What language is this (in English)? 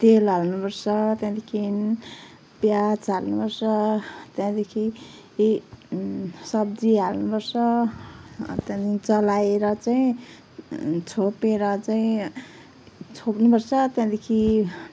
Nepali